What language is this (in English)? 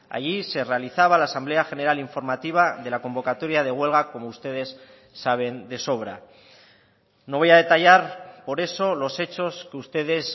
Spanish